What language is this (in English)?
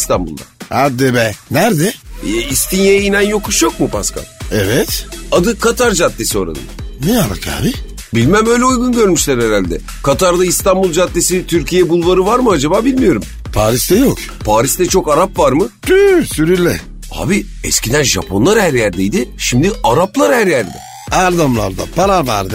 Turkish